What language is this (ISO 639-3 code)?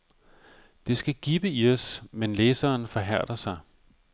dan